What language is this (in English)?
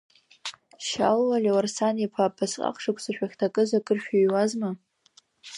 Abkhazian